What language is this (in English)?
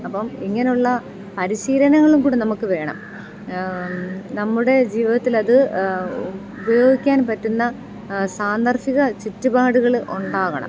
Malayalam